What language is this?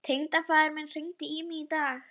Icelandic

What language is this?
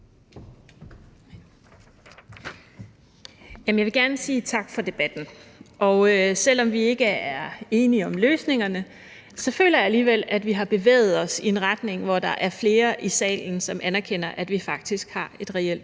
Danish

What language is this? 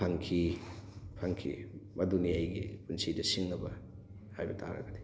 Manipuri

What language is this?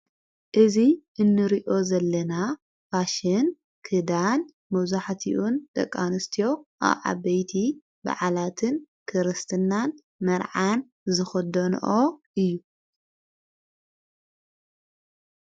Tigrinya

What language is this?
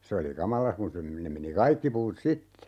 Finnish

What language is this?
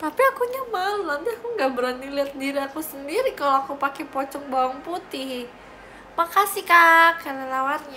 Indonesian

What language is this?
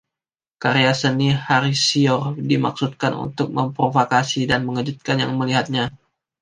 Indonesian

